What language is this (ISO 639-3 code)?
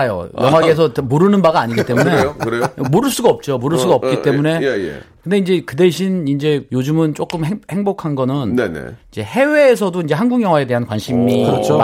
kor